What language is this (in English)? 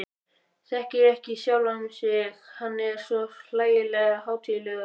Icelandic